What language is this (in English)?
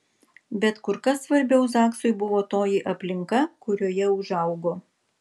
Lithuanian